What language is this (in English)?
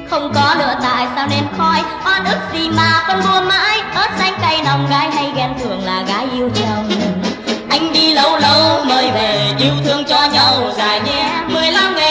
Vietnamese